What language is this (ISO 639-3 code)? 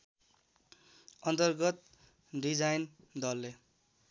nep